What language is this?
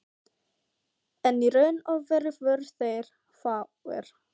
Icelandic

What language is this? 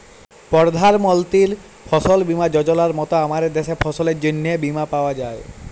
Bangla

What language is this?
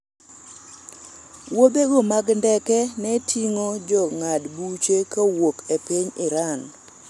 Luo (Kenya and Tanzania)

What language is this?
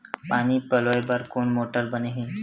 Chhattisgarhi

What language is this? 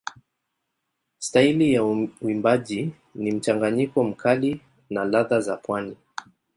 Swahili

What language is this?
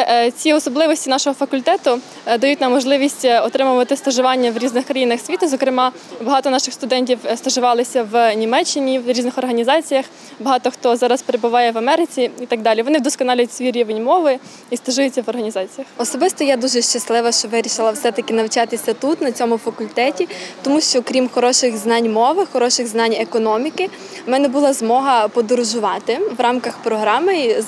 Ukrainian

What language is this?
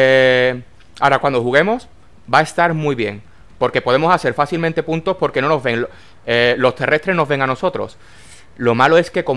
Spanish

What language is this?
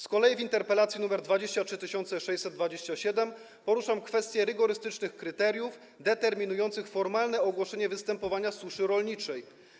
Polish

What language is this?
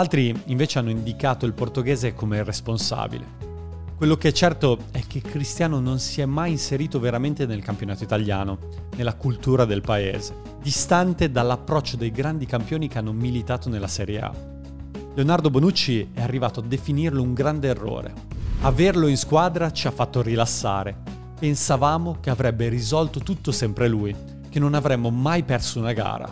Italian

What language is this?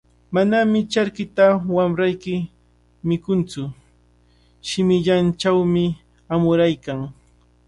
Cajatambo North Lima Quechua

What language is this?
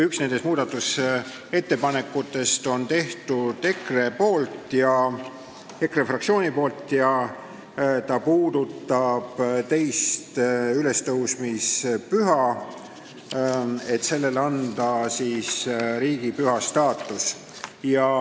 Estonian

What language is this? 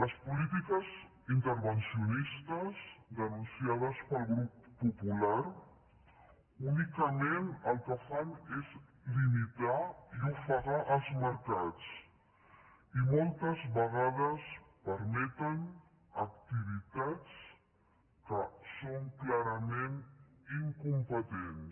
Catalan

